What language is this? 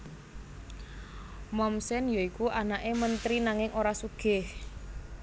Javanese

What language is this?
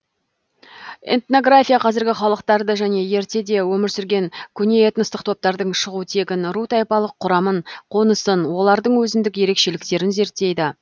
Kazakh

